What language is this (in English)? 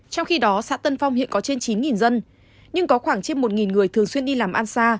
Vietnamese